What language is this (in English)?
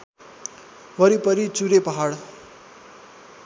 Nepali